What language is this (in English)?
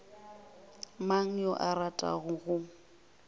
Northern Sotho